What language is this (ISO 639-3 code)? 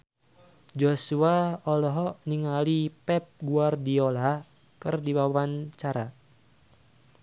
sun